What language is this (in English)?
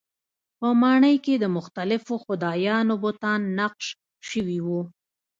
Pashto